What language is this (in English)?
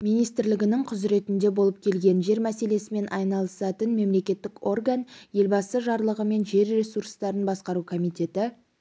Kazakh